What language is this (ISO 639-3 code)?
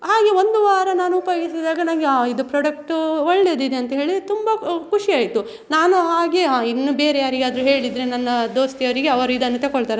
kan